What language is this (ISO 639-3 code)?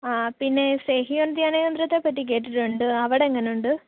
mal